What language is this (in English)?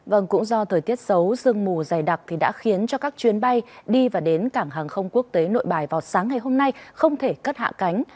Vietnamese